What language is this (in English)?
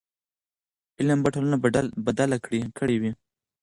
Pashto